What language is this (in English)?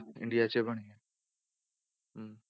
Punjabi